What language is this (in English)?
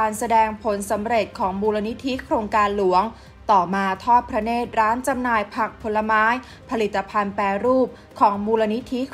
Thai